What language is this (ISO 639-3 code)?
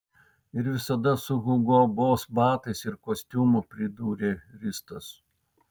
lit